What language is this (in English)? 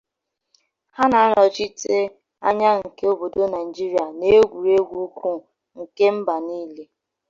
Igbo